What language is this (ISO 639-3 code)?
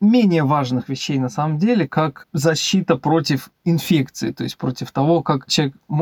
rus